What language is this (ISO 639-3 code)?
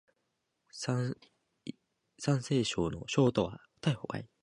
jpn